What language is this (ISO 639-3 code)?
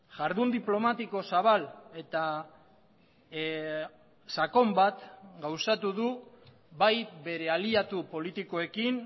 eus